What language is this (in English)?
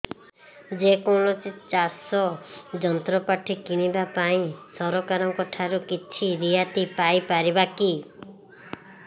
Odia